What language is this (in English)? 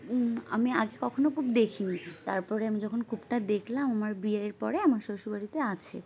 Bangla